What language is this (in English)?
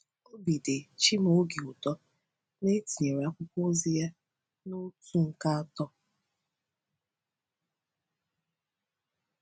Igbo